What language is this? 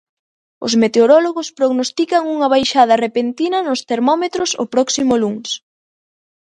Galician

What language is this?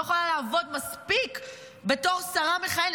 Hebrew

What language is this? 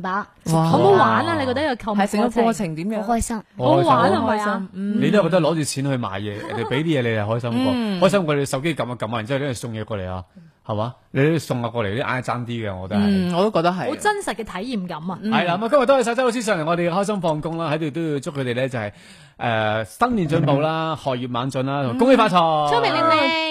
Chinese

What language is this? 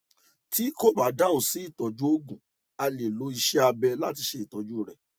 Yoruba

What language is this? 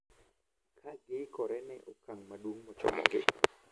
Luo (Kenya and Tanzania)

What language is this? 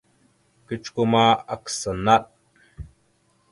Mada (Cameroon)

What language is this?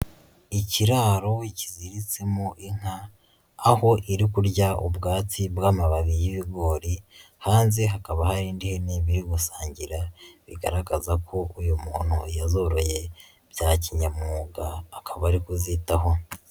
Kinyarwanda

